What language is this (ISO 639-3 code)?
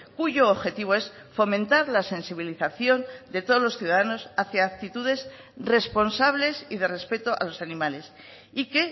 spa